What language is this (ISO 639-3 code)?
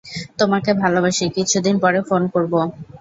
ben